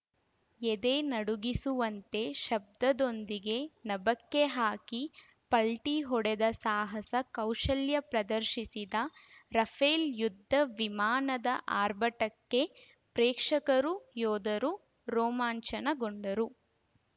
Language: Kannada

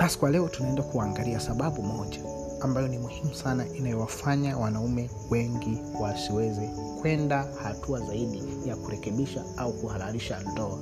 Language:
Swahili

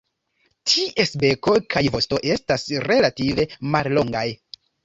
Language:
Esperanto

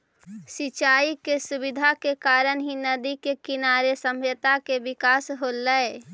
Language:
Magahi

